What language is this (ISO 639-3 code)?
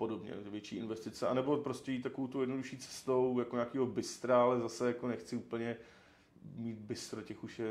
ces